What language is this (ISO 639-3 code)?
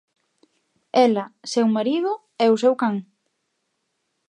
glg